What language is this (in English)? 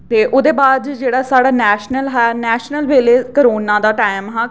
Dogri